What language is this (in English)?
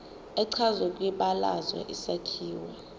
Zulu